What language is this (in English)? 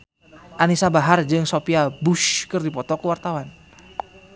Sundanese